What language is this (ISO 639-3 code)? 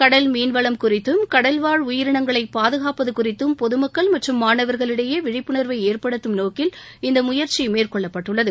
tam